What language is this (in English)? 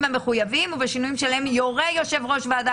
Hebrew